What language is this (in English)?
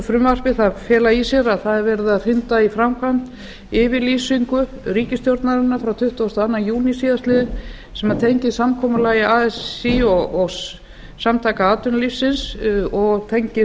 Icelandic